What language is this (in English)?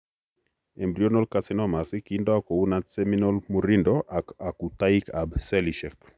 Kalenjin